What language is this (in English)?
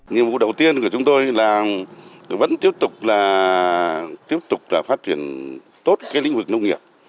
Vietnamese